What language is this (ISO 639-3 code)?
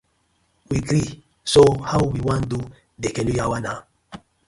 pcm